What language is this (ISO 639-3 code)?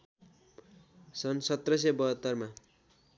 nep